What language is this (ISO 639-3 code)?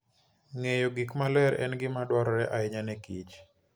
luo